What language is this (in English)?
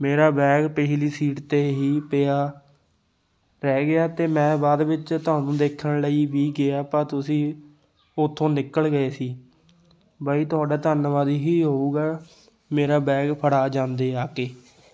Punjabi